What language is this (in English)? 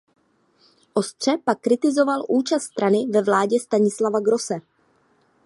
Czech